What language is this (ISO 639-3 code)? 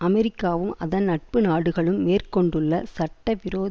tam